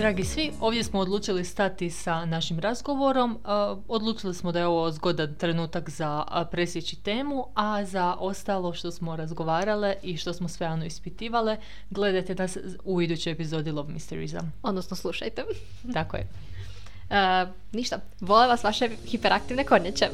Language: Croatian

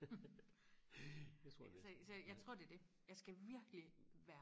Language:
Danish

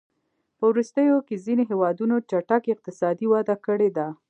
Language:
Pashto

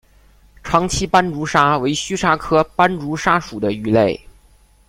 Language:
Chinese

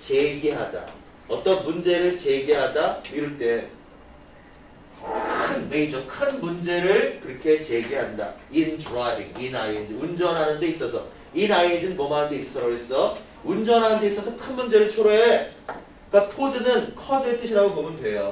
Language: Korean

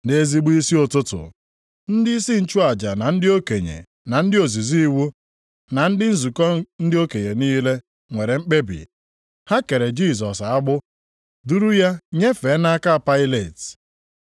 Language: Igbo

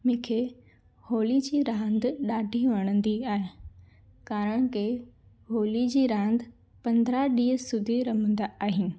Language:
Sindhi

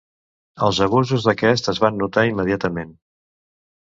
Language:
Catalan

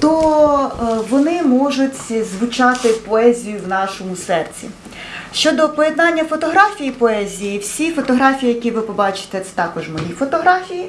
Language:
Ukrainian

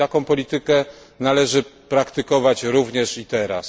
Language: Polish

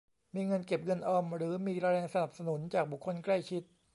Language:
Thai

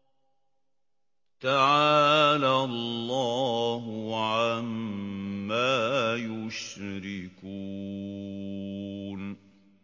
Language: Arabic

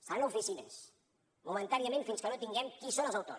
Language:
Catalan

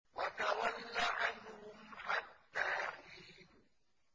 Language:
Arabic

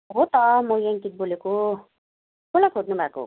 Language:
Nepali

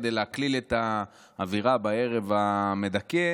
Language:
Hebrew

